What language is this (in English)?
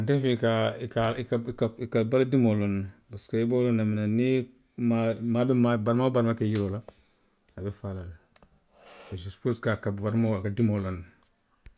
Western Maninkakan